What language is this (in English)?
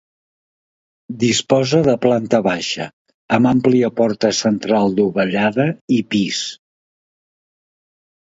Catalan